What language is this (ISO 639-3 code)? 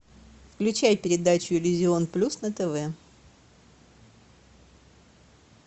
rus